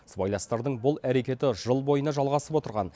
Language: Kazakh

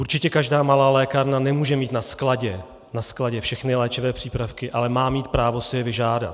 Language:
Czech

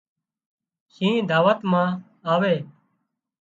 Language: Wadiyara Koli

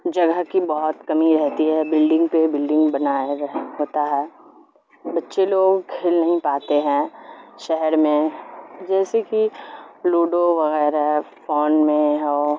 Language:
Urdu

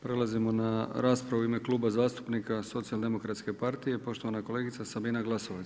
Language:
Croatian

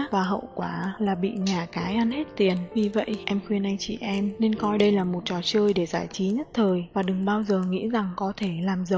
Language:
Vietnamese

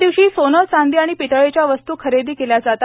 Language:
Marathi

